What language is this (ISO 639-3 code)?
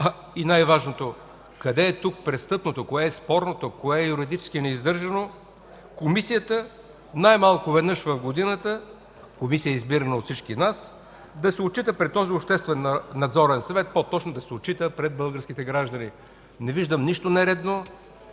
bul